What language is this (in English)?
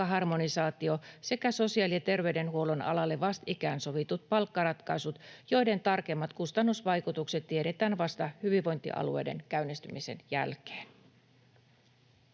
Finnish